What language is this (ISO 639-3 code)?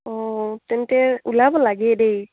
asm